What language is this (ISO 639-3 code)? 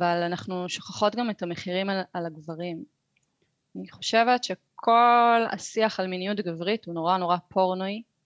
heb